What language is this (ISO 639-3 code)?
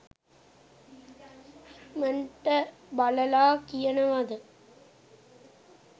sin